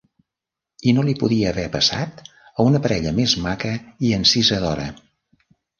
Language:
Catalan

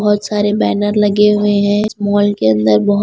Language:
Hindi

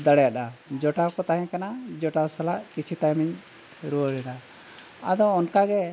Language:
Santali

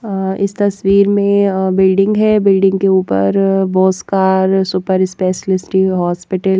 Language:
Hindi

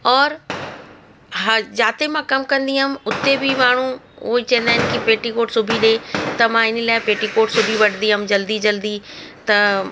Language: Sindhi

